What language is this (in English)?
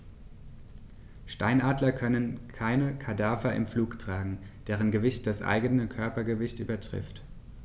German